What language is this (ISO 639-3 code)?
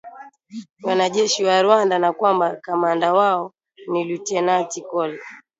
swa